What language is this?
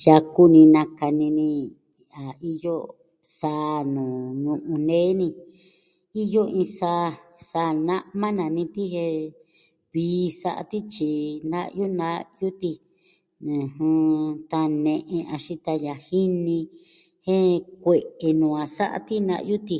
Southwestern Tlaxiaco Mixtec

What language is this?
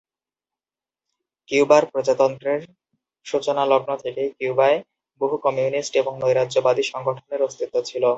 Bangla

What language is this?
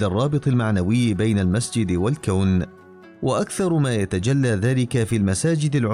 Arabic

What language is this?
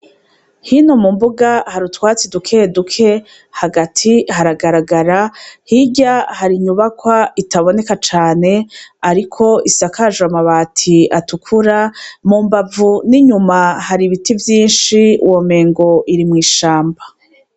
Rundi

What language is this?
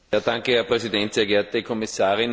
German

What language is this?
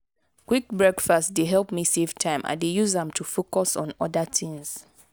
Nigerian Pidgin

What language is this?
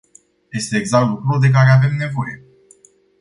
Romanian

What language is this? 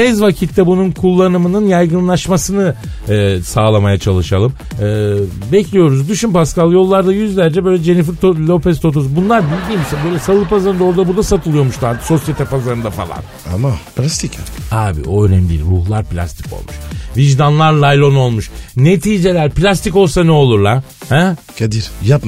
Turkish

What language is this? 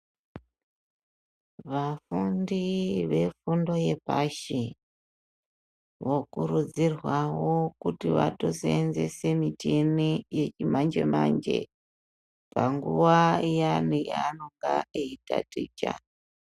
Ndau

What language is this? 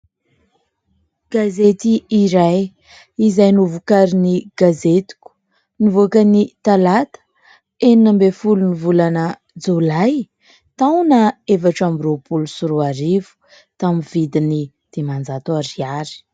Malagasy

